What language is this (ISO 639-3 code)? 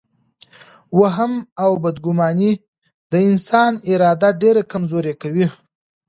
pus